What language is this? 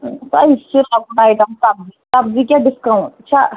Kashmiri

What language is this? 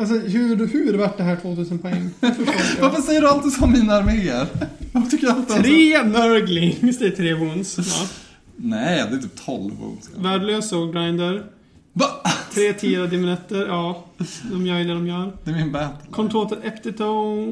Swedish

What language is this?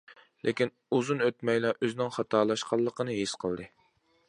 Uyghur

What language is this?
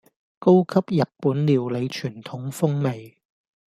Cantonese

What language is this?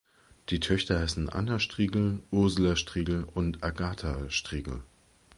German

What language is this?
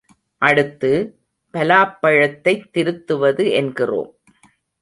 Tamil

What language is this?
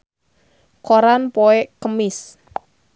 Sundanese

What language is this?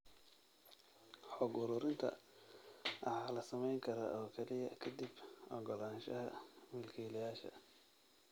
Somali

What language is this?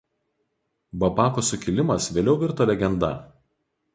Lithuanian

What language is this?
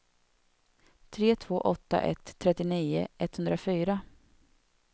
Swedish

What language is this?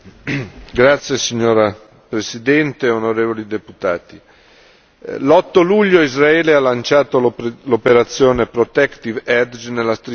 Italian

